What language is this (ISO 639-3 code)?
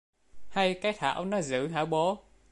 vie